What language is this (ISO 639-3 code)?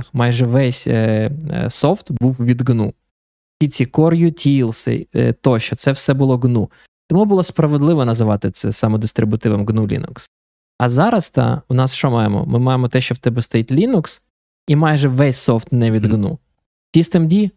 ukr